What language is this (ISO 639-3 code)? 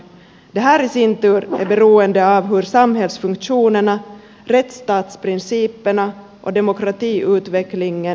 fin